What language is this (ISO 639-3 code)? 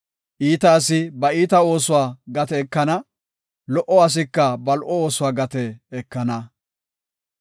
gof